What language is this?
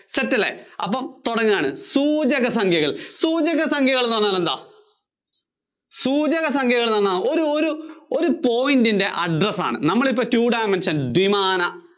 Malayalam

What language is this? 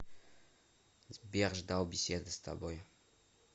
Russian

